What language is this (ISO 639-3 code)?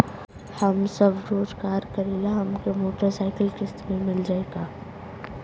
bho